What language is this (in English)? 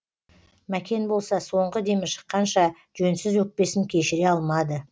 Kazakh